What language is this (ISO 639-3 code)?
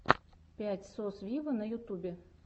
rus